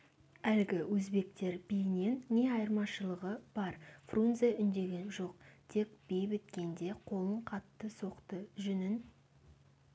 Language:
Kazakh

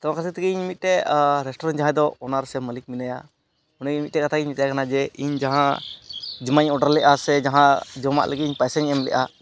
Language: Santali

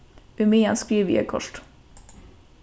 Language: Faroese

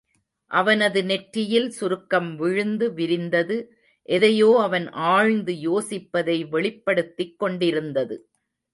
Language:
Tamil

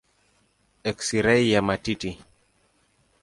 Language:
Swahili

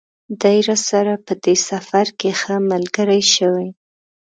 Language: Pashto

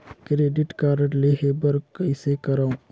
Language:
Chhattisgarhi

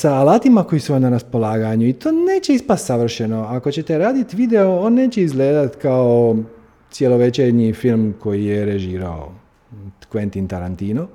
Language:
Croatian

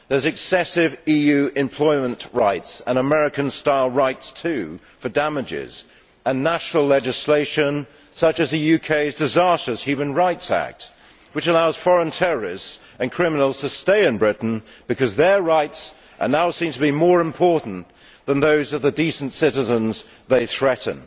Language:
English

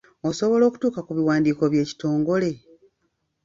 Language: Ganda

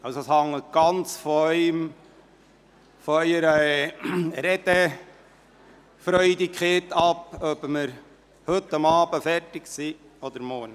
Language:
Swiss German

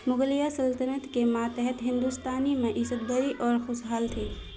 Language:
Urdu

